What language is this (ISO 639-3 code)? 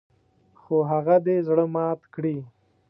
pus